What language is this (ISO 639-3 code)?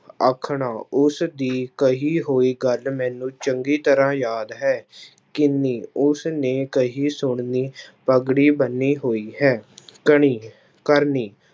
pan